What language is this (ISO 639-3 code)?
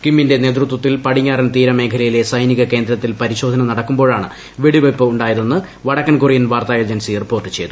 mal